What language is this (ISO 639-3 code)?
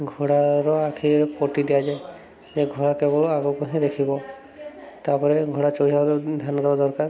ori